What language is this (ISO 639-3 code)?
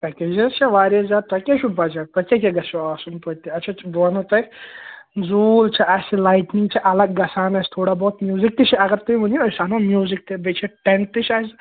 kas